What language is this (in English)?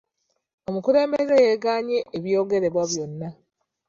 Ganda